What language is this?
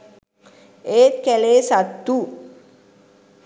Sinhala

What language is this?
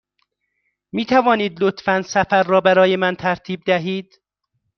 Persian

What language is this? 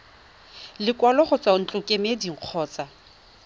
Tswana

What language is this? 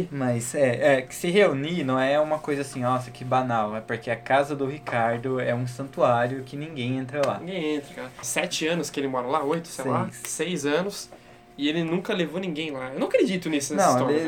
Portuguese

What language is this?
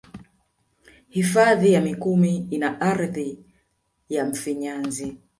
Swahili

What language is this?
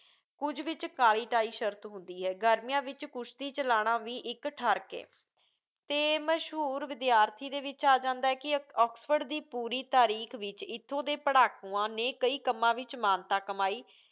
Punjabi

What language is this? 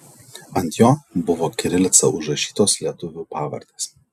Lithuanian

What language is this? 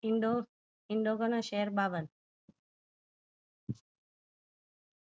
Gujarati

